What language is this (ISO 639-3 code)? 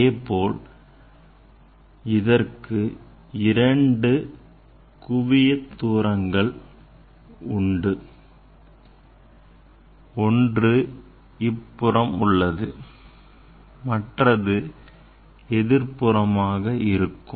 tam